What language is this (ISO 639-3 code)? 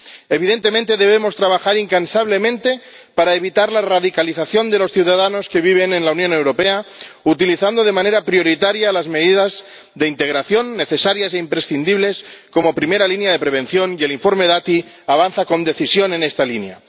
spa